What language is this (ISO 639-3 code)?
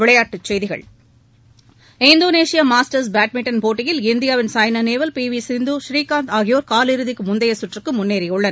tam